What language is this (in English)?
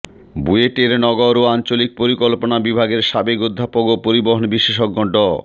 Bangla